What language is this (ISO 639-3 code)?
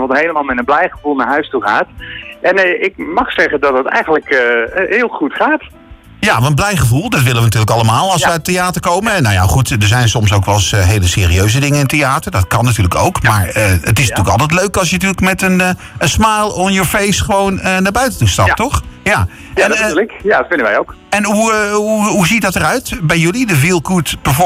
nld